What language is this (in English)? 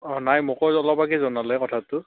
Assamese